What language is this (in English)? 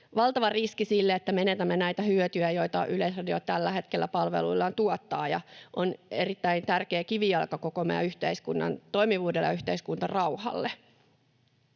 Finnish